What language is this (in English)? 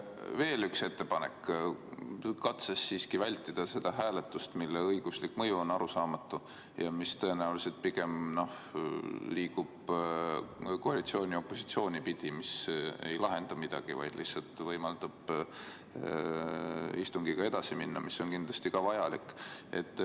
Estonian